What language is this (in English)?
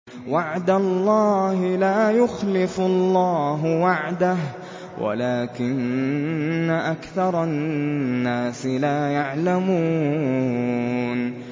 Arabic